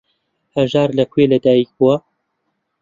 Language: Central Kurdish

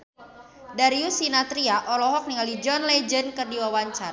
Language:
Sundanese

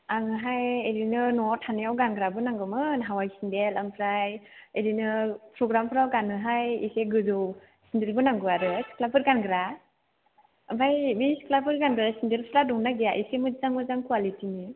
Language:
Bodo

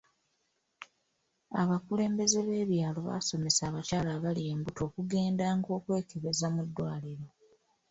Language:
Ganda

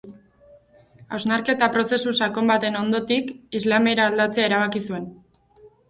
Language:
Basque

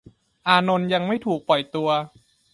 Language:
Thai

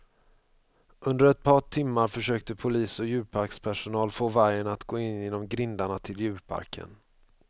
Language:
Swedish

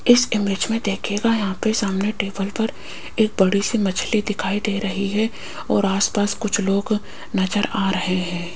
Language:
Hindi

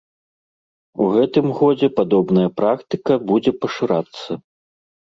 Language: Belarusian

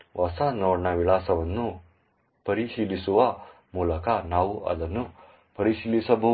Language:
Kannada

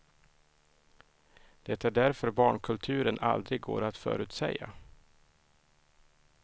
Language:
Swedish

